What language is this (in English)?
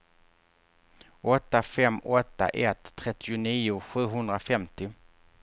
Swedish